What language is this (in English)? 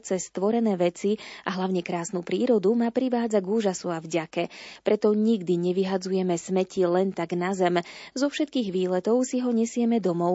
Slovak